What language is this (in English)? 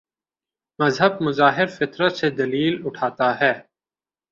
Urdu